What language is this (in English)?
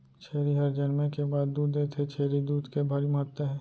Chhattisgarhi